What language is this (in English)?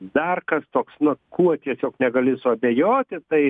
Lithuanian